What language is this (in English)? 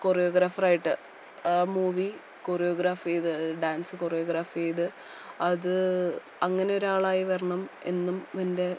Malayalam